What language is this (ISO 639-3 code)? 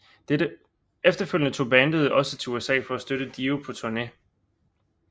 dan